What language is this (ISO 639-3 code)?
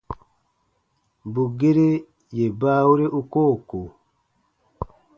bba